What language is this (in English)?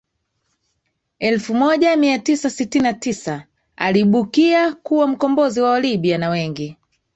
Swahili